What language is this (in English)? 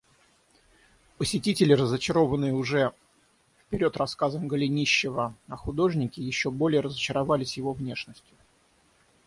Russian